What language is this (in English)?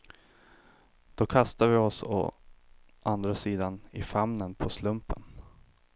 Swedish